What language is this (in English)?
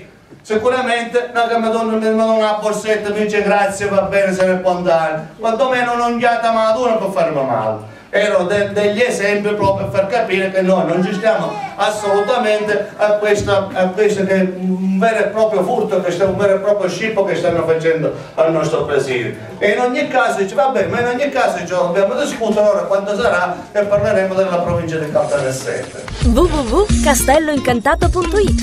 Italian